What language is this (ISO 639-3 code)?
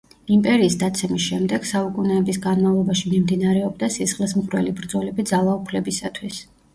kat